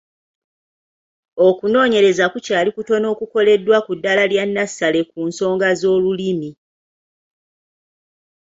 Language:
Ganda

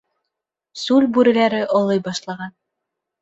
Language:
Bashkir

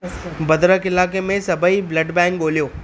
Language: Sindhi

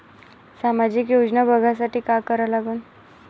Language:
Marathi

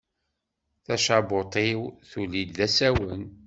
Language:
Kabyle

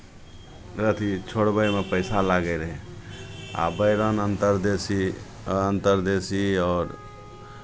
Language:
Maithili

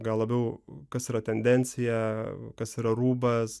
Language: Lithuanian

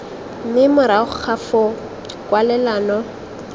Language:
Tswana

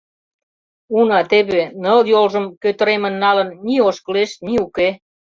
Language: Mari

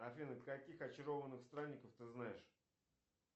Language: Russian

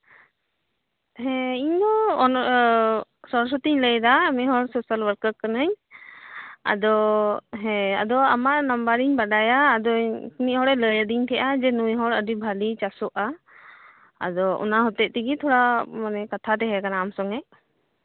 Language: Santali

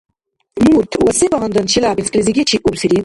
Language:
Dargwa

